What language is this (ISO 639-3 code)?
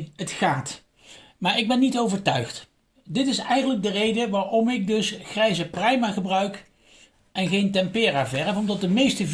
nld